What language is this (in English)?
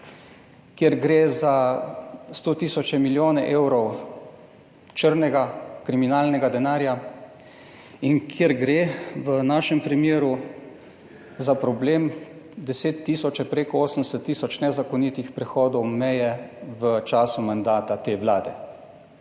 Slovenian